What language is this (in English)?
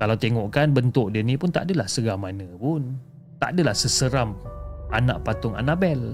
Malay